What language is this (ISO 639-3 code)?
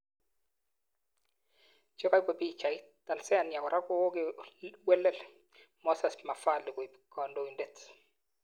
kln